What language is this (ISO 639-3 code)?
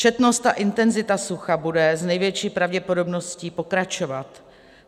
ces